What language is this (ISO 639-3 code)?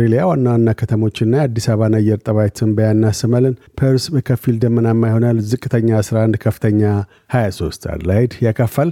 amh